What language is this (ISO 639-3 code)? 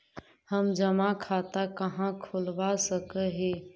mag